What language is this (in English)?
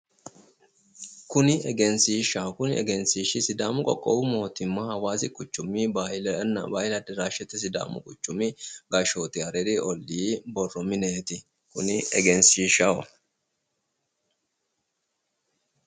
Sidamo